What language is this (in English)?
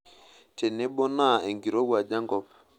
Masai